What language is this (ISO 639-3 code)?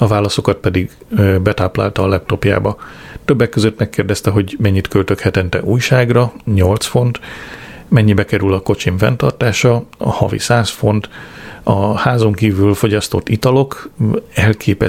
hun